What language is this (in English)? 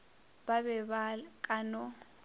Northern Sotho